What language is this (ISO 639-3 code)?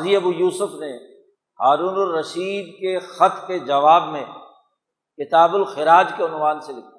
urd